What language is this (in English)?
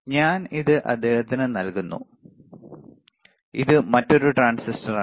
Malayalam